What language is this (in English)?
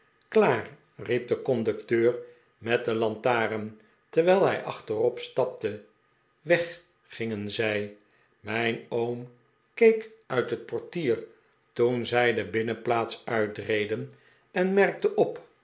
Dutch